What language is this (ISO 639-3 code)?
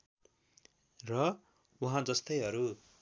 nep